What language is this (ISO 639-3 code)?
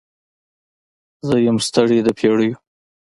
pus